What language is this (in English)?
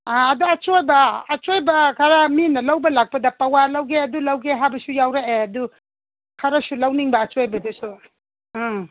Manipuri